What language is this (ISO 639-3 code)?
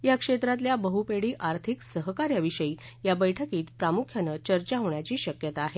mar